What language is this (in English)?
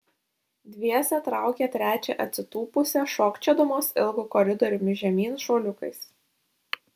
Lithuanian